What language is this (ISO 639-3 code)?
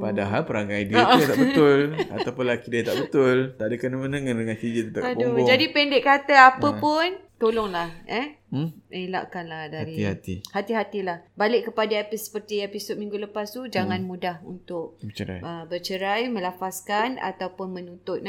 msa